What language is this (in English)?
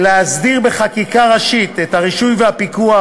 Hebrew